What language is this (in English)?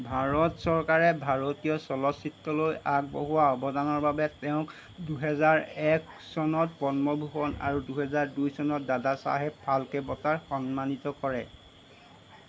Assamese